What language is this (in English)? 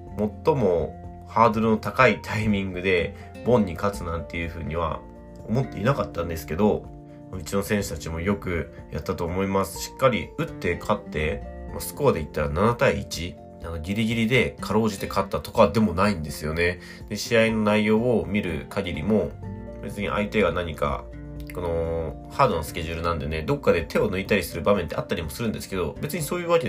Japanese